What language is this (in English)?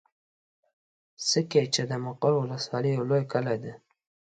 Pashto